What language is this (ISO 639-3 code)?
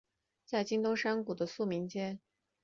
zho